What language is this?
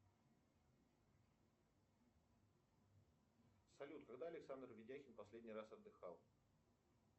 Russian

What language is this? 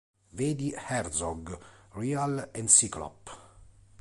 Italian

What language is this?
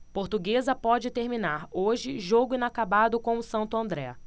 Portuguese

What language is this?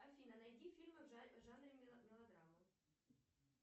Russian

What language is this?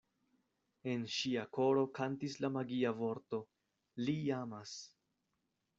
Esperanto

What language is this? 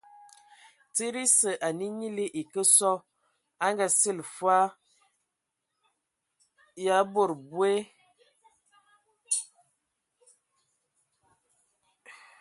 Ewondo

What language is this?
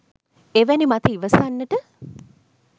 Sinhala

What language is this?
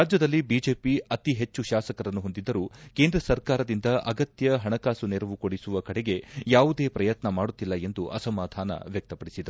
Kannada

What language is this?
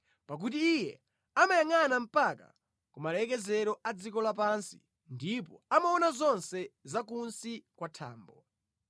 Nyanja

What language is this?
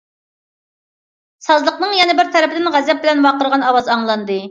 Uyghur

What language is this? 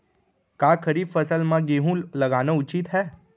Chhattisgarhi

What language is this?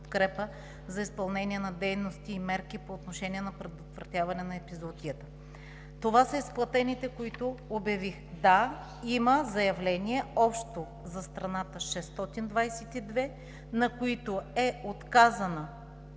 Bulgarian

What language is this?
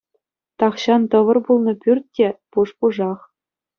Chuvash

